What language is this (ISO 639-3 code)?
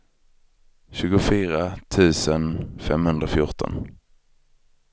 swe